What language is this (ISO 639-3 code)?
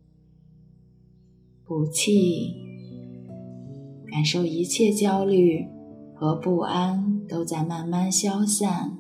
zho